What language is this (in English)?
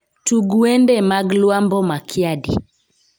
Luo (Kenya and Tanzania)